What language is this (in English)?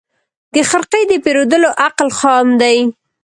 Pashto